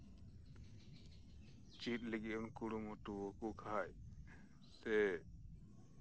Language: Santali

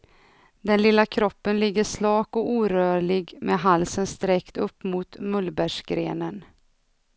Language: Swedish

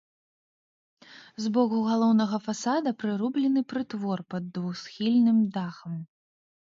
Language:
Belarusian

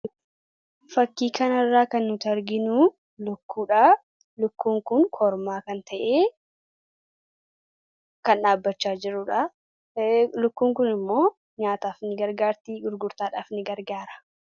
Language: Oromo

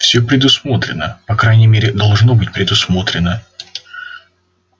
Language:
Russian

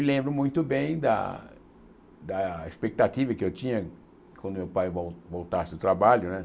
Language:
Portuguese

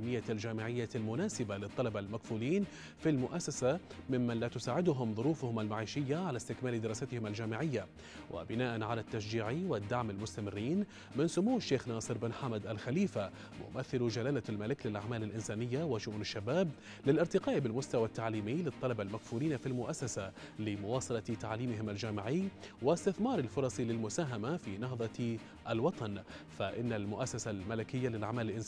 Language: Arabic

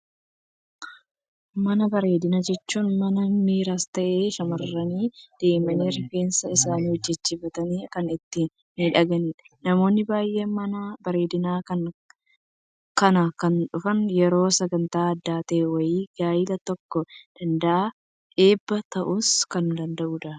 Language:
Oromo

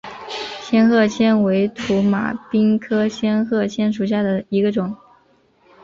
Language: Chinese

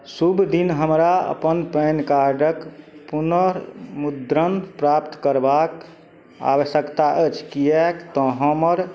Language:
Maithili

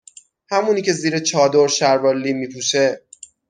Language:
Persian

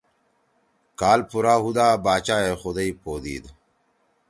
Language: Torwali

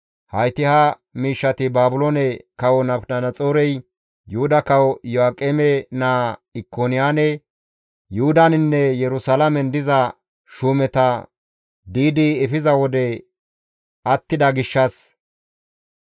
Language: Gamo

